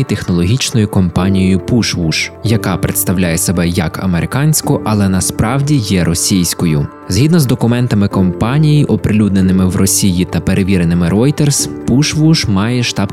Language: Ukrainian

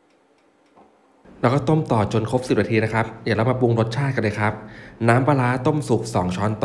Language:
Thai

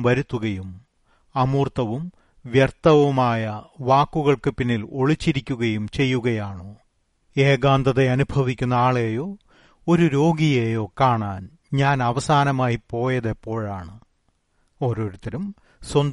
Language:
Malayalam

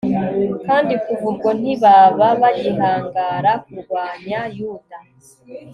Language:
Kinyarwanda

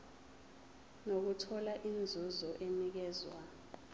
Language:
Zulu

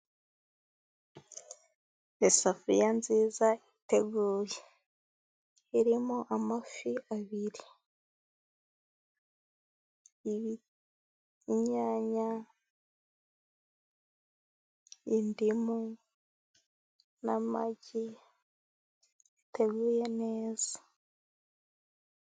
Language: Kinyarwanda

